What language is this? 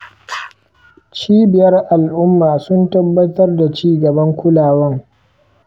Hausa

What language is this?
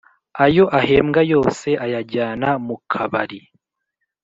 Kinyarwanda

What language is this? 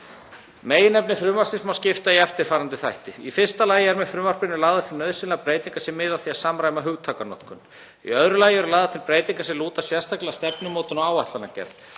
Icelandic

